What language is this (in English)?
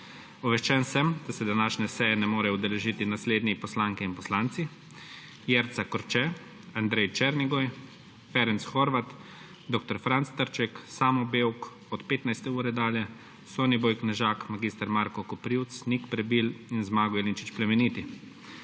Slovenian